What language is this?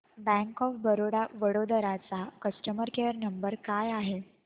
Marathi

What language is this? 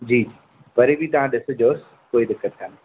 Sindhi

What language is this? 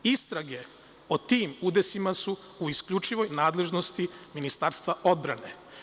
Serbian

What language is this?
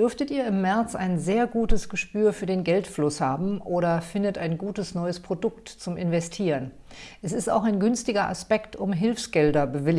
German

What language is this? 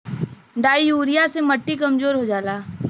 Bhojpuri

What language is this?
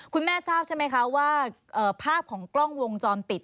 Thai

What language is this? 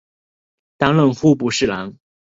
Chinese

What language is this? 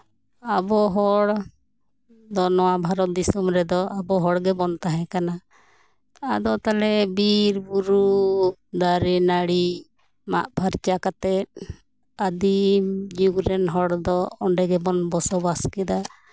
Santali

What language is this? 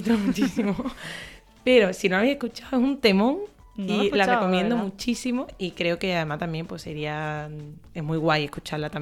Spanish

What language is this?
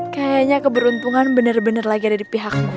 Indonesian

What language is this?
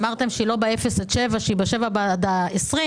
Hebrew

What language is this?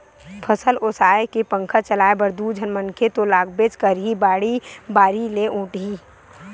Chhattisgarhi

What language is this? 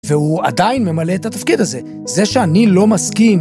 Hebrew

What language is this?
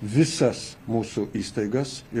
Lithuanian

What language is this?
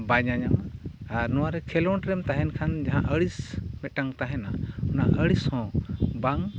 Santali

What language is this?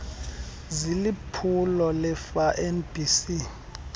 Xhosa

